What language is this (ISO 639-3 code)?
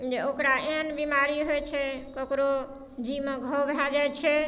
mai